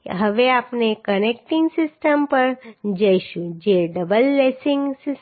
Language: Gujarati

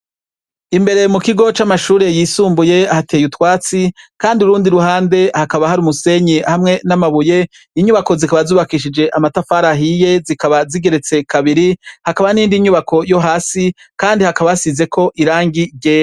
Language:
Rundi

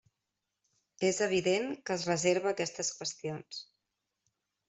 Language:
Catalan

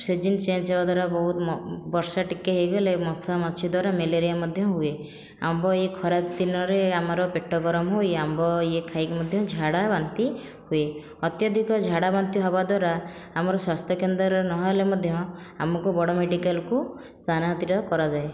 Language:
Odia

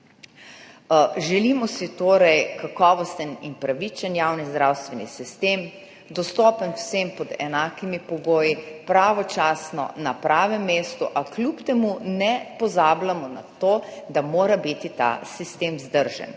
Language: Slovenian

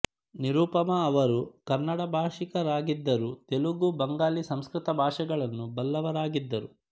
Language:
Kannada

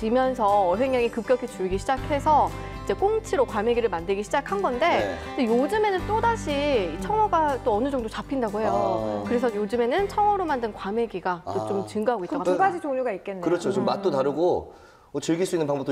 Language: Korean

